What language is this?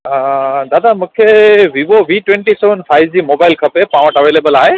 Sindhi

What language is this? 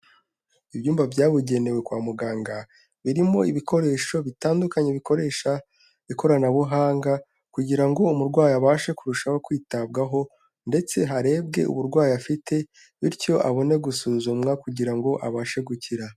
Kinyarwanda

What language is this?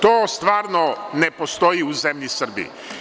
Serbian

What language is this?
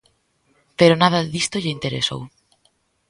Galician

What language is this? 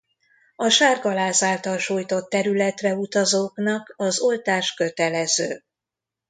Hungarian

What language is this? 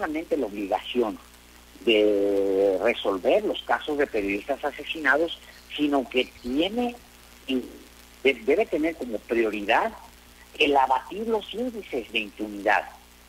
Spanish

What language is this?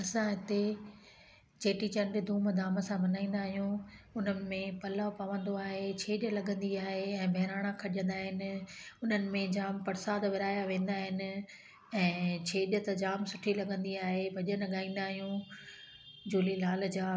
Sindhi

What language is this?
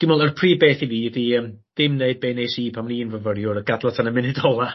Welsh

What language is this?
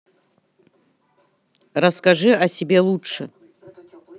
Russian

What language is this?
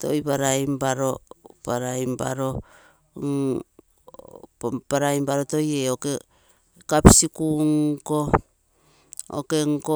Terei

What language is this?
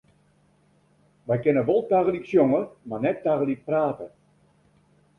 Western Frisian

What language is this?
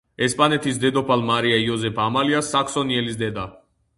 Georgian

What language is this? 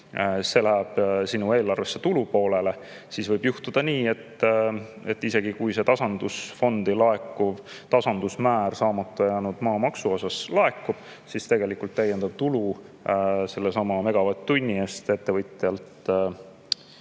Estonian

